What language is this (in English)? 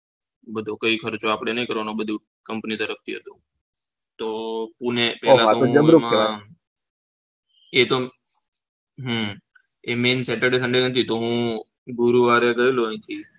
Gujarati